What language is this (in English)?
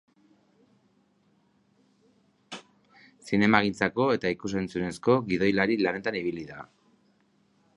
Basque